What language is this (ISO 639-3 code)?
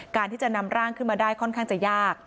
tha